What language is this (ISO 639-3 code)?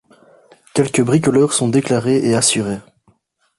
fra